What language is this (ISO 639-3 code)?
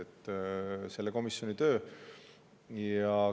est